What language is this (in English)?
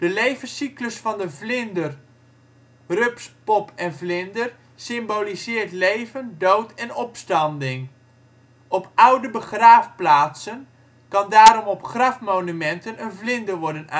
Dutch